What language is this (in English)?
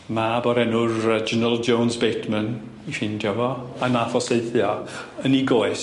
Welsh